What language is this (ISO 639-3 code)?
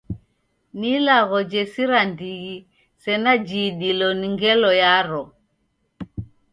dav